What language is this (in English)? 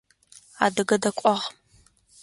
Adyghe